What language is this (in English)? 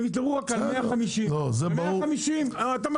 Hebrew